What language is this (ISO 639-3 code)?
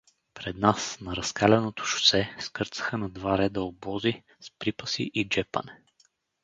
bul